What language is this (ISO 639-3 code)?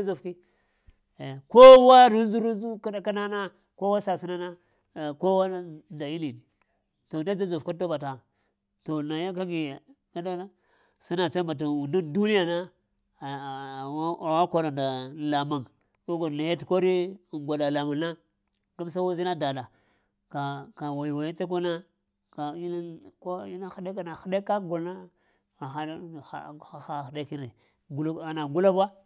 hia